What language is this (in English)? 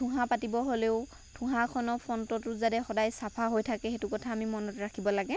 Assamese